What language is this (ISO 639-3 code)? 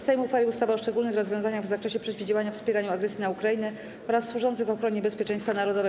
pol